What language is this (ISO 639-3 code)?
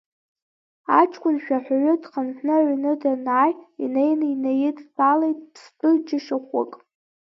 abk